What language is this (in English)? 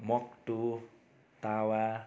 Nepali